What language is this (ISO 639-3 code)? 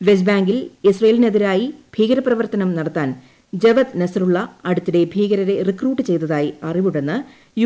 mal